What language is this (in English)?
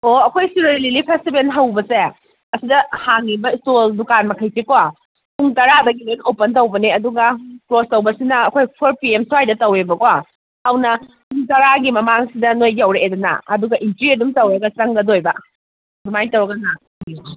Manipuri